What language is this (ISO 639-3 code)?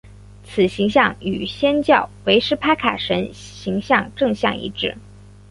zho